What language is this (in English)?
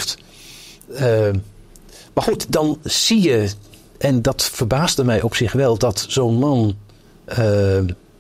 Dutch